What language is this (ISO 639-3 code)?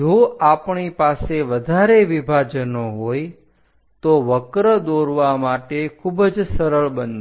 guj